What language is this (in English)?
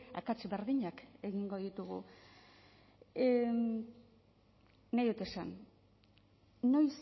Basque